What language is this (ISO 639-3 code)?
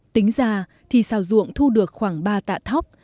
vie